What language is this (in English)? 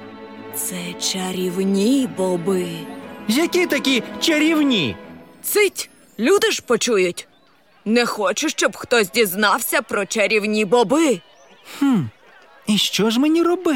Ukrainian